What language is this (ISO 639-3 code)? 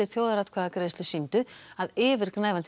isl